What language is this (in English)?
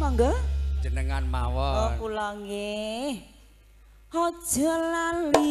Indonesian